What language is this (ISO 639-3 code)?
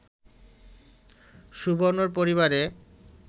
ben